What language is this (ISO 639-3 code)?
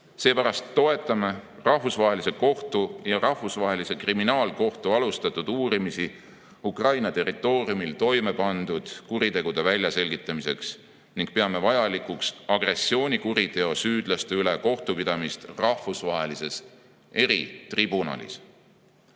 est